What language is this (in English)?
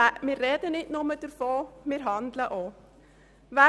Swiss German